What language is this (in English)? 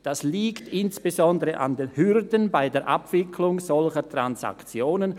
Swiss German